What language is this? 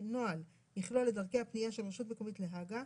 Hebrew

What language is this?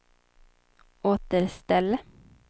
Swedish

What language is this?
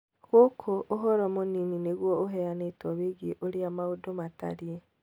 Kikuyu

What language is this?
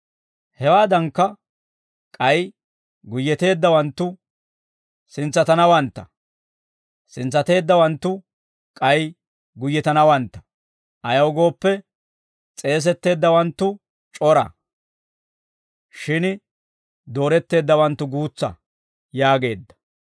Dawro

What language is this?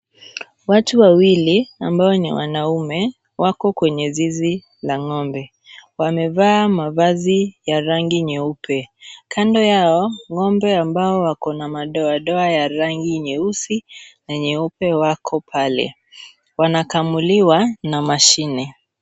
Swahili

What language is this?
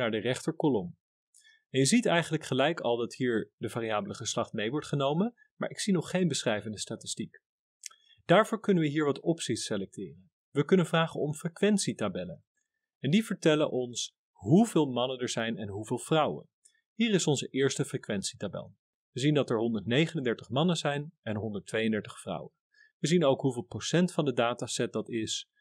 Dutch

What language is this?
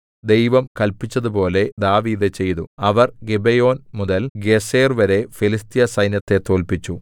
Malayalam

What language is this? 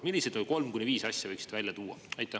Estonian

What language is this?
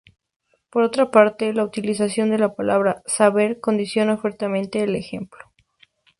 Spanish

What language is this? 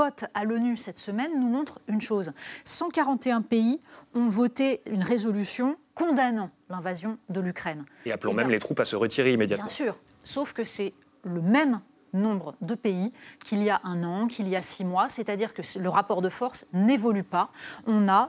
French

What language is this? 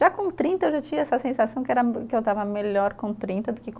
Portuguese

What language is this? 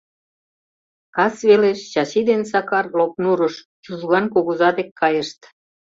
Mari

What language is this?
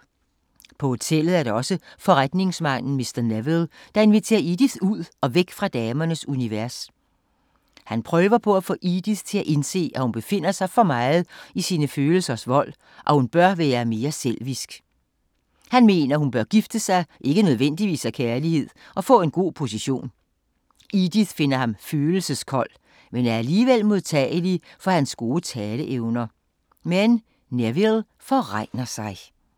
Danish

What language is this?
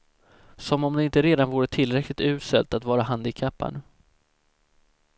Swedish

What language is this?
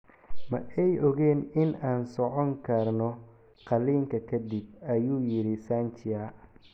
Somali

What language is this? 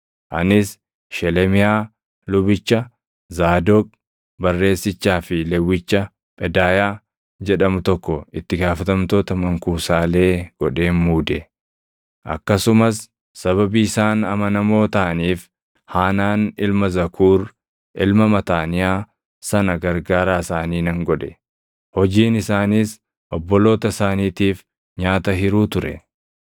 Oromo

